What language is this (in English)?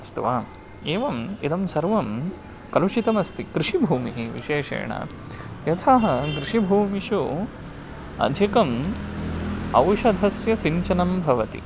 Sanskrit